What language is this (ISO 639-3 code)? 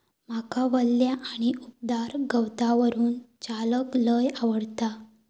mar